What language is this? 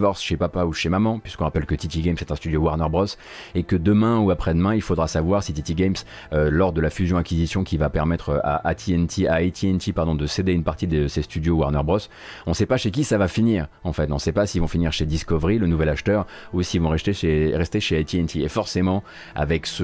French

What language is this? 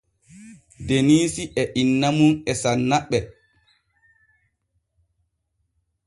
Borgu Fulfulde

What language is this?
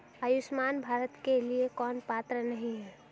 Hindi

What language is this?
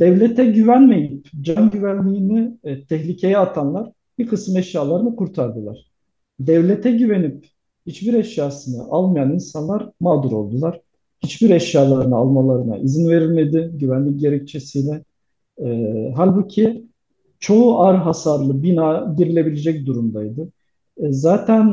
Turkish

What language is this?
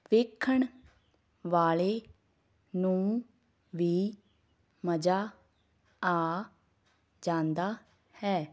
Punjabi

